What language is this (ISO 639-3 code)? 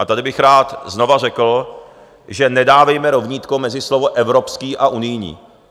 ces